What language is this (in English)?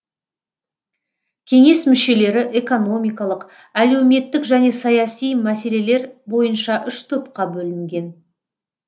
Kazakh